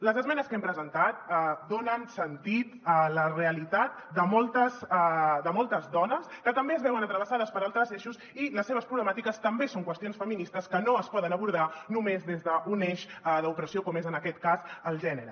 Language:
Catalan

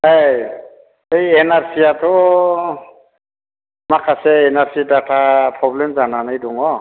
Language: Bodo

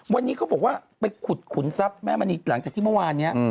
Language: Thai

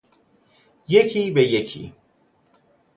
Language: Persian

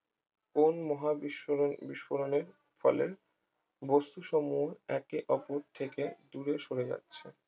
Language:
Bangla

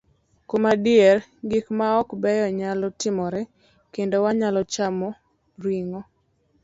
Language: Luo (Kenya and Tanzania)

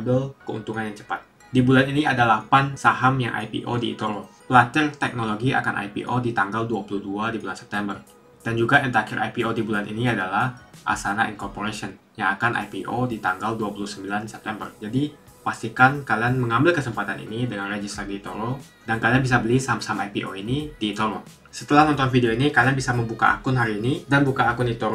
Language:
Indonesian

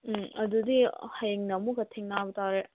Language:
Manipuri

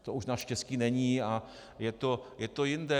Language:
Czech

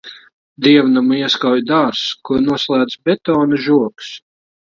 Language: Latvian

